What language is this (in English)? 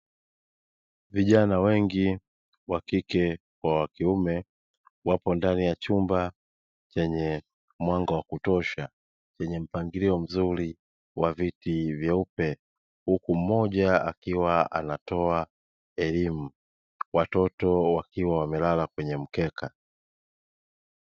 Swahili